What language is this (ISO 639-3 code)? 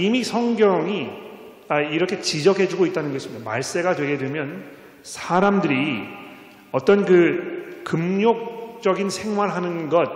kor